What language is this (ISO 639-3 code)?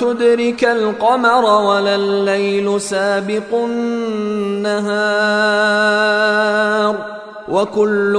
ara